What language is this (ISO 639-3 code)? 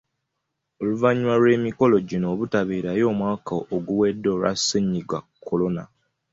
lug